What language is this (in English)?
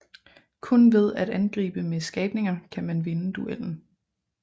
Danish